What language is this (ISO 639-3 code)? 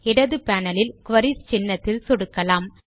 tam